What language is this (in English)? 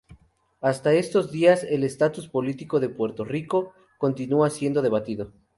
Spanish